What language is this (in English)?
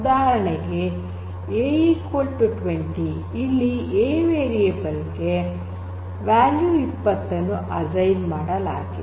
Kannada